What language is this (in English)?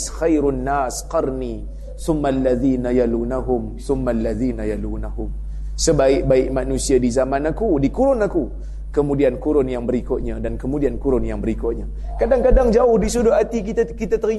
Malay